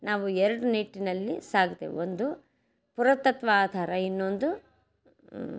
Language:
Kannada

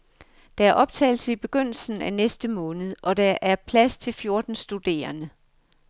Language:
Danish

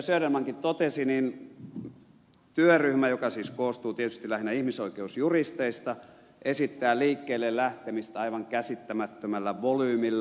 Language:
Finnish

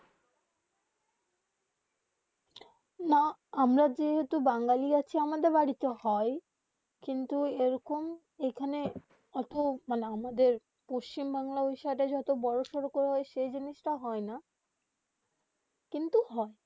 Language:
Bangla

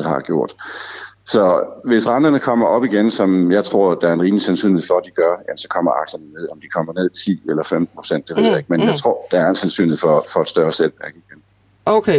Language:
Danish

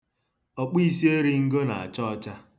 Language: Igbo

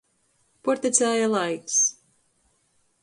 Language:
Latgalian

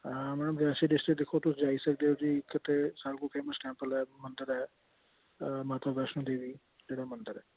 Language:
Dogri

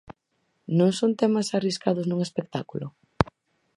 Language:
Galician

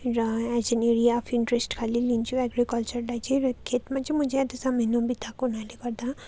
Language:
Nepali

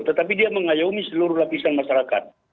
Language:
Indonesian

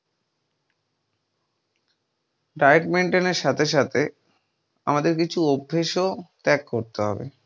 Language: Bangla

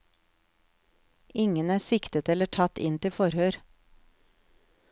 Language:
Norwegian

